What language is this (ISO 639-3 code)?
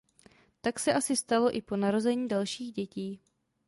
ces